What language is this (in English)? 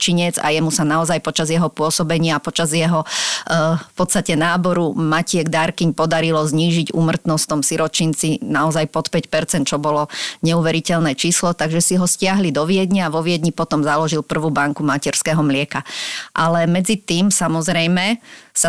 Slovak